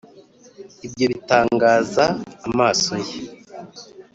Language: Kinyarwanda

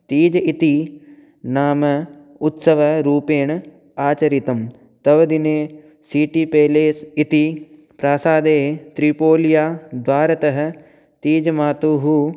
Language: Sanskrit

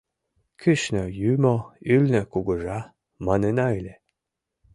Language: Mari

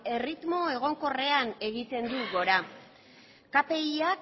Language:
Basque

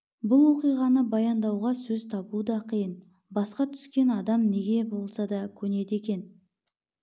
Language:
Kazakh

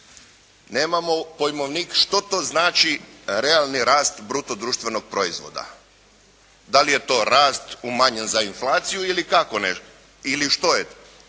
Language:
Croatian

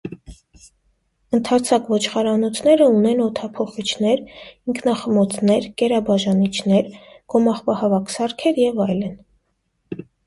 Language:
Armenian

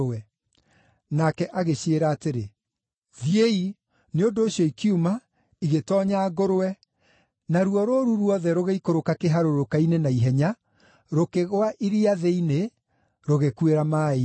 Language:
Kikuyu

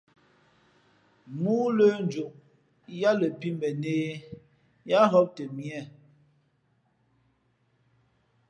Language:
Fe'fe'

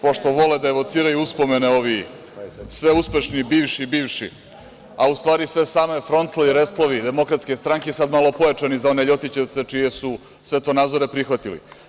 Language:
Serbian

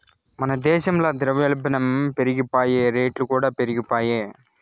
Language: Telugu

